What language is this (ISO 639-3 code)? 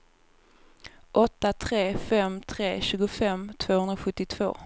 swe